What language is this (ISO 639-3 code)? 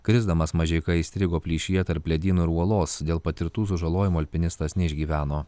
lit